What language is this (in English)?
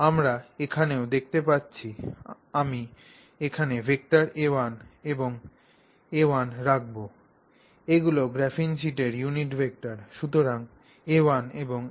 Bangla